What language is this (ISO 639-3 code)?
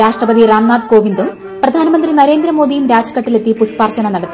mal